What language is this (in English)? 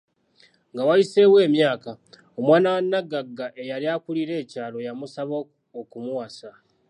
Ganda